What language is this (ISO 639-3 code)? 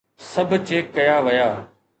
snd